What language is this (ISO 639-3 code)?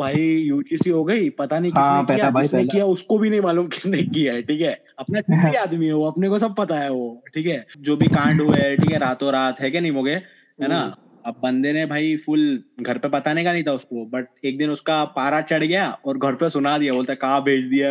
hin